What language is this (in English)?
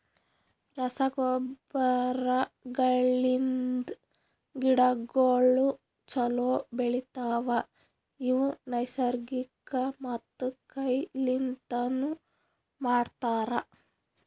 Kannada